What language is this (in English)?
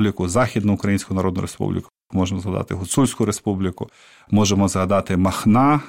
Ukrainian